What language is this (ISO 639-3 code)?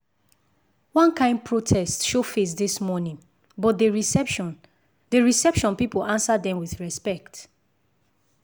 pcm